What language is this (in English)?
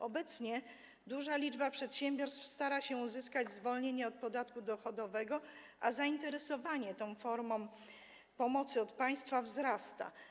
Polish